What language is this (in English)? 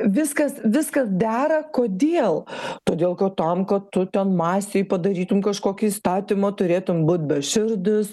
Lithuanian